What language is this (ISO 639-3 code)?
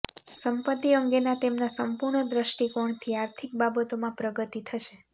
guj